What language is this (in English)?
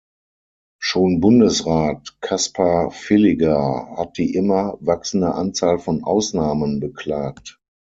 German